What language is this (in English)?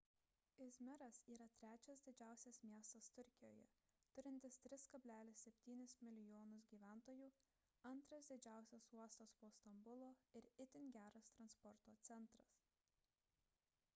Lithuanian